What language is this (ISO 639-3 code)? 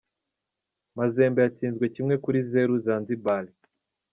kin